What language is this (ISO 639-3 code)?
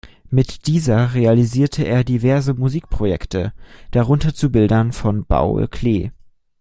deu